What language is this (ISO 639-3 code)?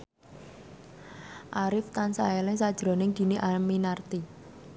jav